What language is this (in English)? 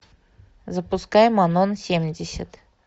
Russian